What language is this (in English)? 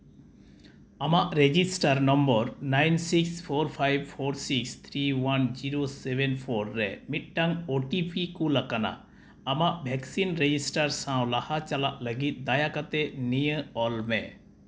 Santali